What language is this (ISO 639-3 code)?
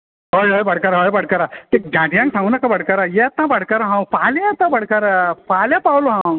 kok